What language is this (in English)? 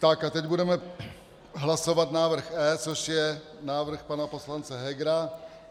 Czech